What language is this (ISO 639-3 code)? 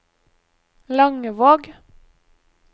nor